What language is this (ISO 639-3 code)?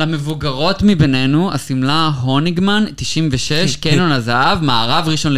heb